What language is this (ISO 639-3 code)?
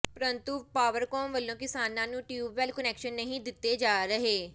pan